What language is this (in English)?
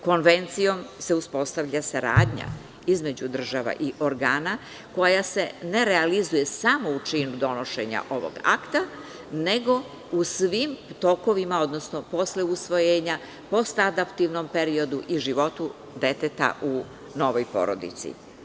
Serbian